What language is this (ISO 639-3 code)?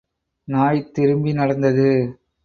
tam